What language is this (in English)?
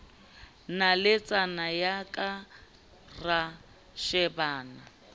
Southern Sotho